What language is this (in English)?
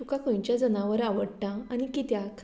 Konkani